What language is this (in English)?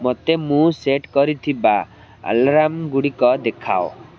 Odia